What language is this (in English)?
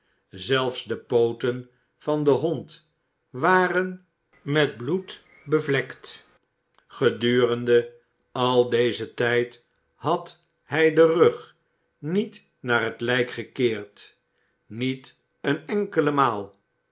Dutch